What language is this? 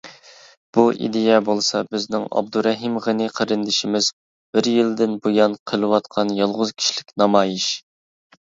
Uyghur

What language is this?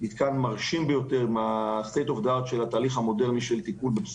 Hebrew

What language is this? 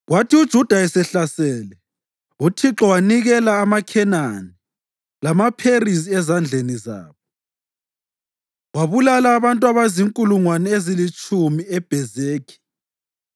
North Ndebele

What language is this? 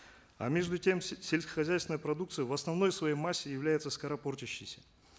Kazakh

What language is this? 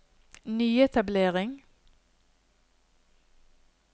Norwegian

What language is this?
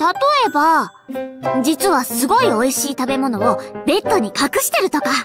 Japanese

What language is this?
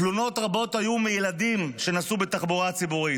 Hebrew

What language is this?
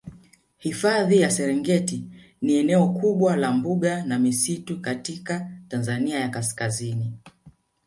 Swahili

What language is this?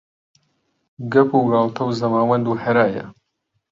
Central Kurdish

